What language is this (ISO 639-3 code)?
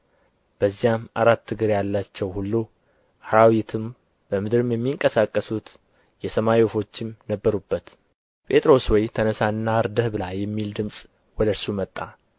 amh